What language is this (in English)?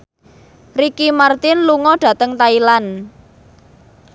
Javanese